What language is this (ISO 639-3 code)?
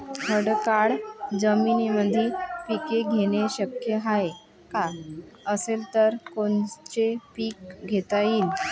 mar